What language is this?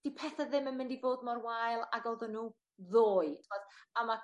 Welsh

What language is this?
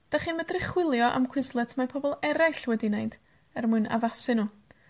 Welsh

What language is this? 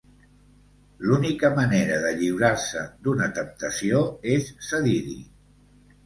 Catalan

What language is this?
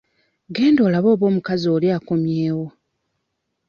Ganda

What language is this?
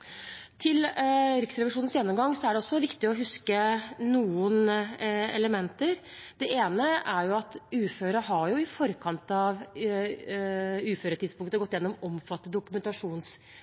Norwegian Bokmål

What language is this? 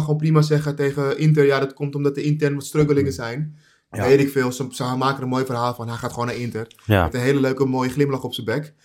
Dutch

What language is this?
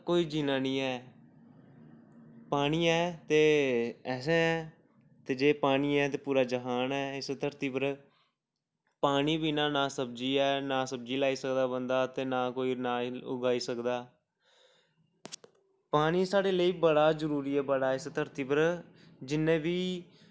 Dogri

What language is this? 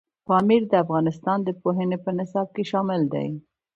Pashto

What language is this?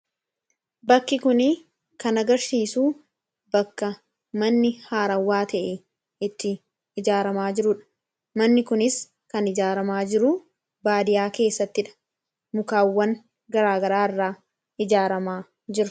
Oromo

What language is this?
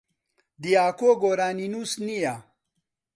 Central Kurdish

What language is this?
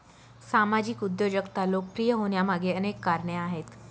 Marathi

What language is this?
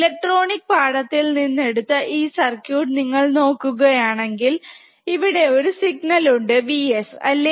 Malayalam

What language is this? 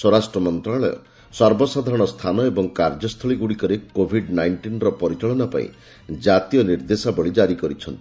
Odia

